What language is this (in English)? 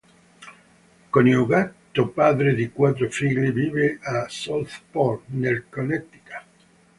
Italian